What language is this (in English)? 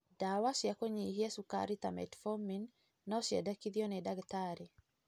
Kikuyu